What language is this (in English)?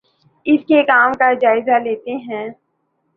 Urdu